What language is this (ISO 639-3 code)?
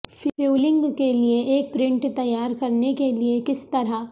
urd